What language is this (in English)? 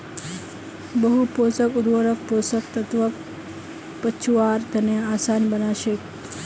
Magahi